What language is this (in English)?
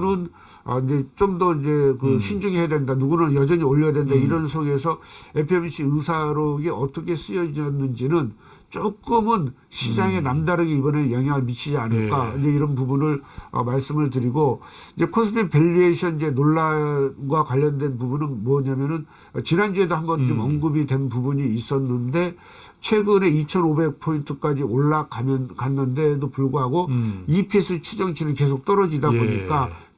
Korean